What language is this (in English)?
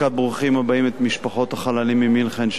Hebrew